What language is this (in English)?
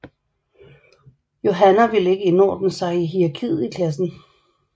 Danish